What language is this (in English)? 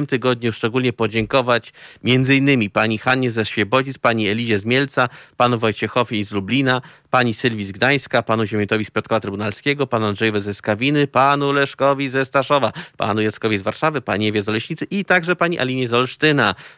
Polish